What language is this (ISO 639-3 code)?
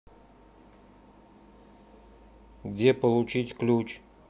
rus